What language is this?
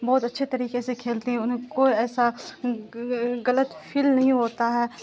Urdu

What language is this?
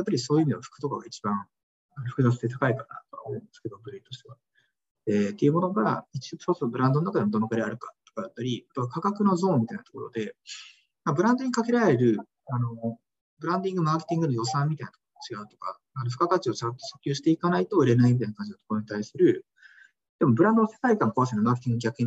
Japanese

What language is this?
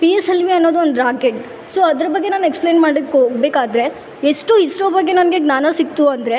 Kannada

